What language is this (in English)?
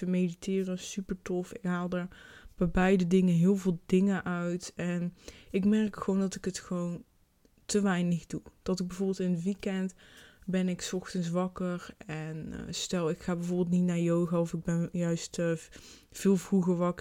Dutch